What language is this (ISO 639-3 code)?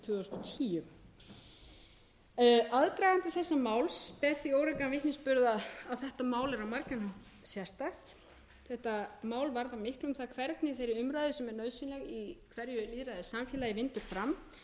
isl